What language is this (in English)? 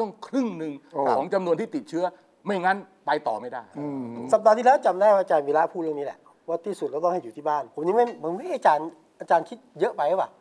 Thai